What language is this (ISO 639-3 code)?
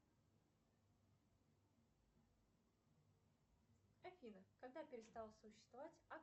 rus